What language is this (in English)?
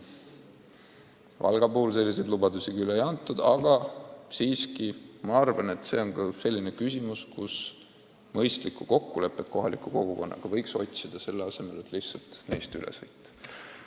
Estonian